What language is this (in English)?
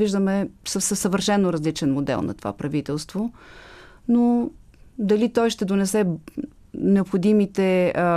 Bulgarian